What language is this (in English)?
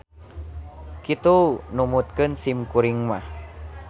Sundanese